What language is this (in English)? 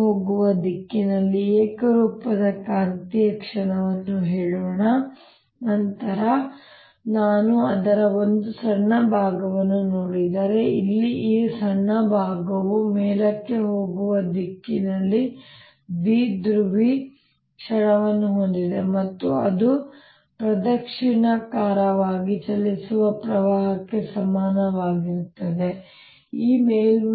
Kannada